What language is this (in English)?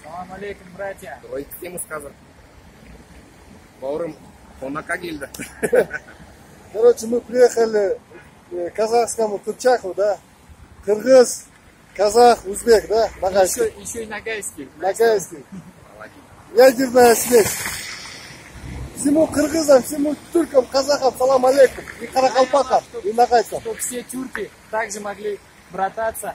Russian